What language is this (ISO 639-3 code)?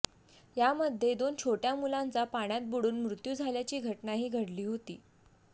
mar